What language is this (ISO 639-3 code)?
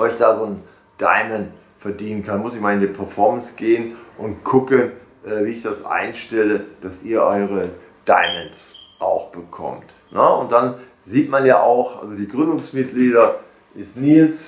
deu